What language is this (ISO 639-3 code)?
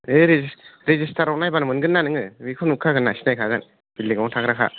brx